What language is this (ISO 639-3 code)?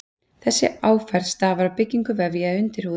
isl